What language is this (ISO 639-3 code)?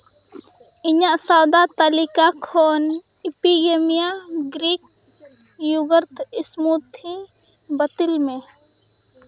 sat